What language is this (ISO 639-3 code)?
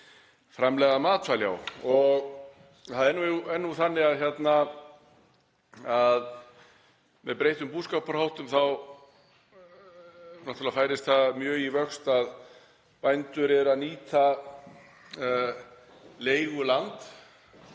isl